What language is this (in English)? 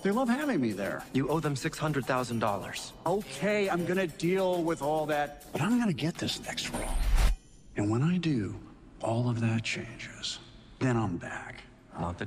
Bulgarian